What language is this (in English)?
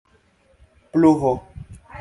Esperanto